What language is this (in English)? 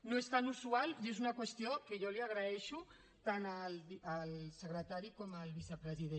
Catalan